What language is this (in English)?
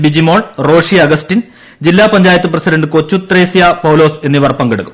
Malayalam